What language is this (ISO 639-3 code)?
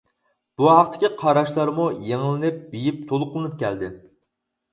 uig